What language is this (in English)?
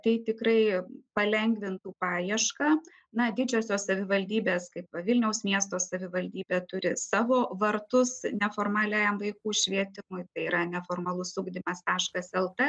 Lithuanian